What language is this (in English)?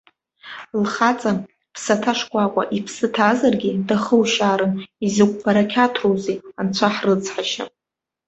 Abkhazian